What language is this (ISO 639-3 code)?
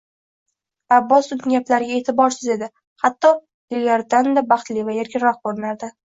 uzb